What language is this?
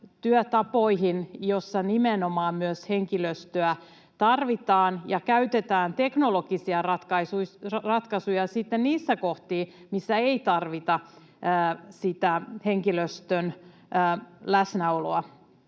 Finnish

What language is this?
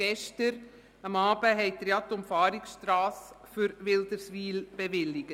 Swiss German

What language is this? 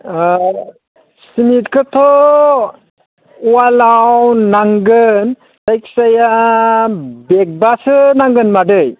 Bodo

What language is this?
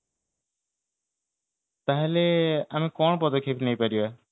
Odia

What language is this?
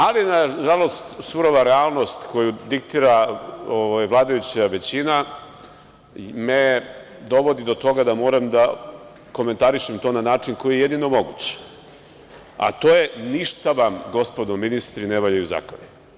Serbian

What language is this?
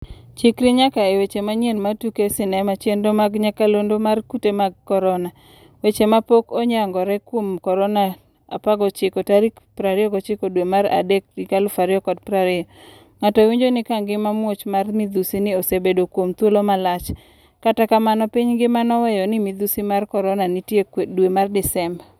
Luo (Kenya and Tanzania)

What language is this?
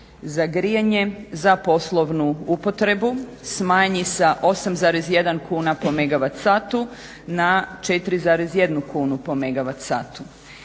Croatian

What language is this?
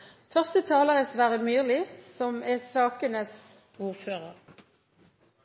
Norwegian Bokmål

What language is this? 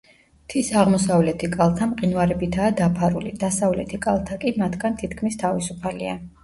Georgian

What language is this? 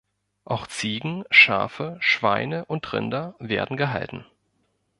German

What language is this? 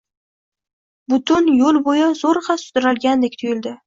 Uzbek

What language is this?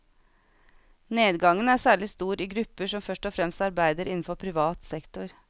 Norwegian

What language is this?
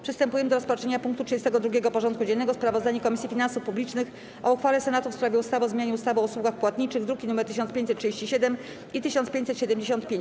Polish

